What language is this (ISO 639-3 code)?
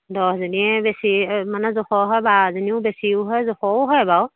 asm